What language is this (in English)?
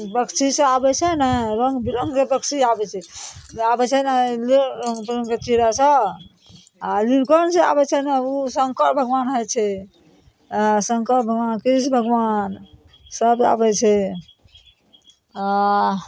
Maithili